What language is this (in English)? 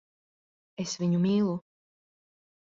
Latvian